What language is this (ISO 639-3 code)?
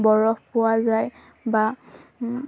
asm